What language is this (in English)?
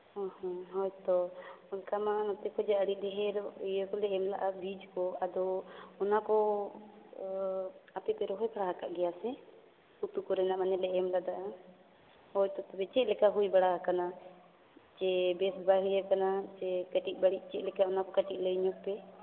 Santali